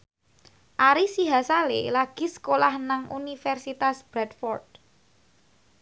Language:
Javanese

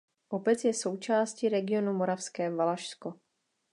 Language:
Czech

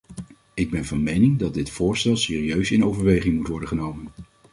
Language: Dutch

